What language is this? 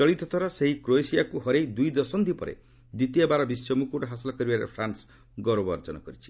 Odia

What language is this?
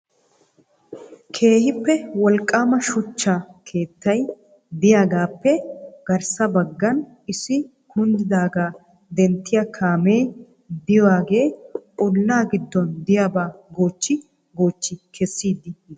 Wolaytta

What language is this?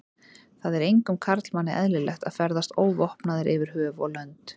Icelandic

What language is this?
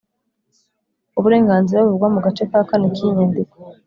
Kinyarwanda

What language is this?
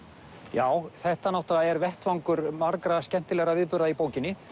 Icelandic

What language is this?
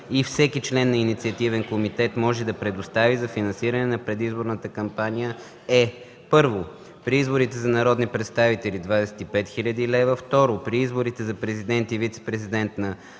Bulgarian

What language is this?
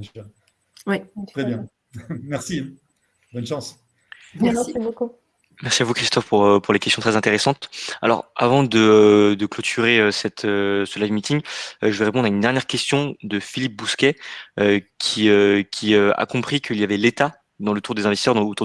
French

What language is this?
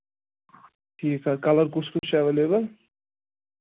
Kashmiri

